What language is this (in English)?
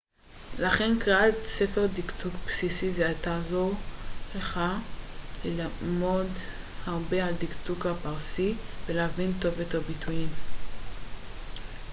Hebrew